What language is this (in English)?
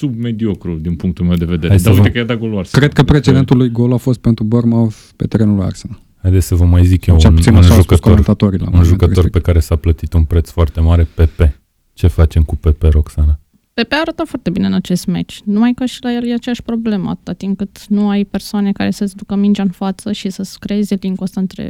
Romanian